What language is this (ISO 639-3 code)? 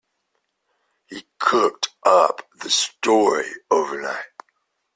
eng